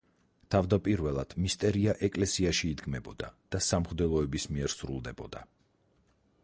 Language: Georgian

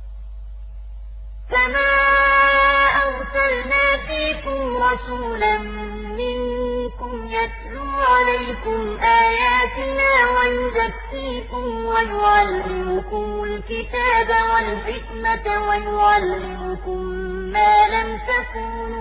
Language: Arabic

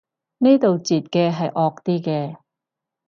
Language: Cantonese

